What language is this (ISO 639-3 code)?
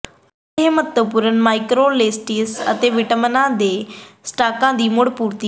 pan